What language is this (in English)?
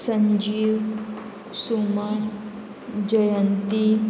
Konkani